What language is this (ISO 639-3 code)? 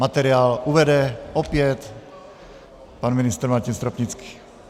ces